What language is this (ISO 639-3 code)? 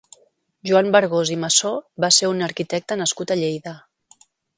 cat